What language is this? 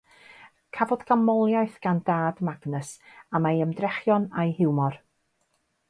Welsh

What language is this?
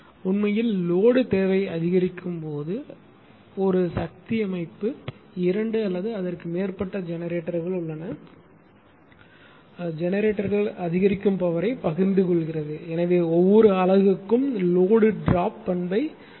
Tamil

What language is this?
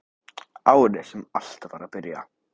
Icelandic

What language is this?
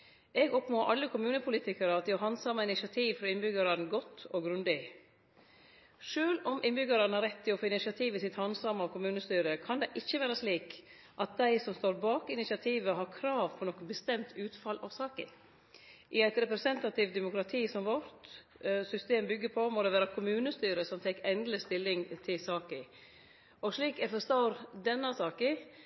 Norwegian Nynorsk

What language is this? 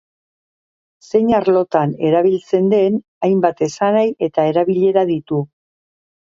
Basque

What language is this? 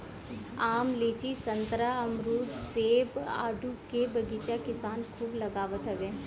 Bhojpuri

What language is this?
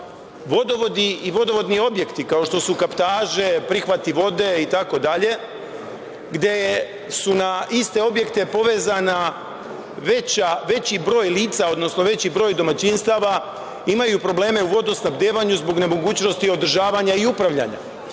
Serbian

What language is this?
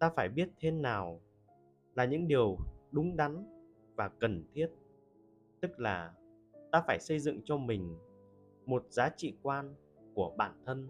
Vietnamese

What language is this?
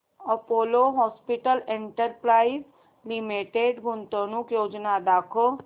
Marathi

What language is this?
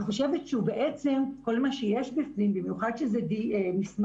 Hebrew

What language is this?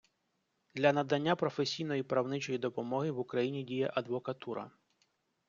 Ukrainian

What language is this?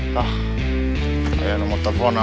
Indonesian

